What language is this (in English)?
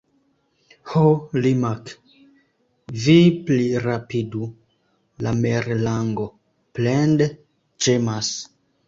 Esperanto